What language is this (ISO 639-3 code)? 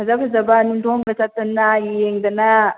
mni